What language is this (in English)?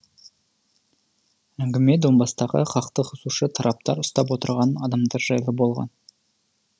Kazakh